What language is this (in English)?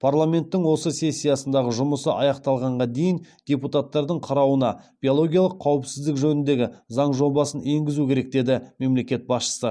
Kazakh